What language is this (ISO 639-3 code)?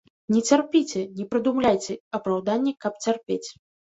bel